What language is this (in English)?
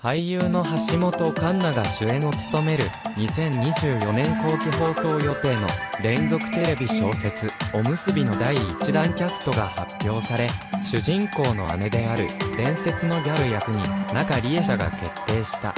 Japanese